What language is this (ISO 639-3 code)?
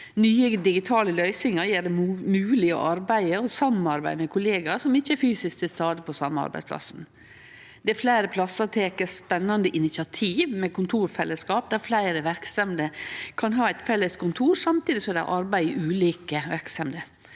nor